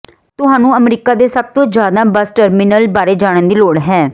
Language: Punjabi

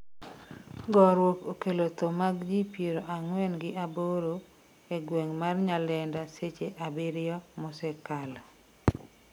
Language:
Luo (Kenya and Tanzania)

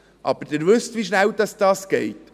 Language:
Swiss German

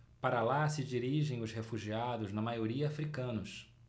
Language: Portuguese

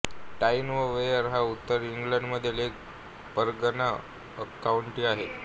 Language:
Marathi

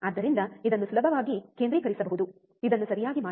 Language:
Kannada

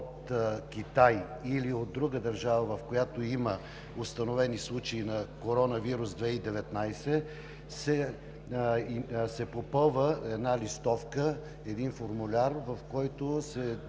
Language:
Bulgarian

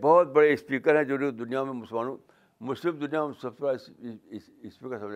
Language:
Urdu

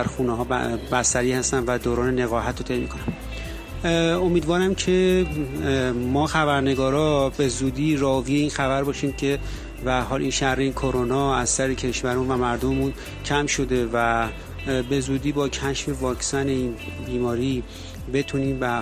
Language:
Persian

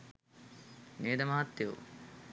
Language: Sinhala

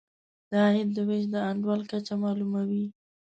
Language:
Pashto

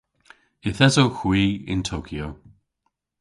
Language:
Cornish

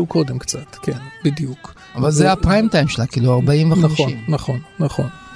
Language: Hebrew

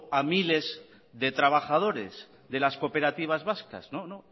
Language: Spanish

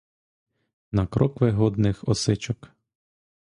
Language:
Ukrainian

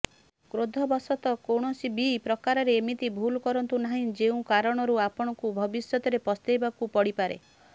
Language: Odia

